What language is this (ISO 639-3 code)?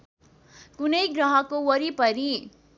nep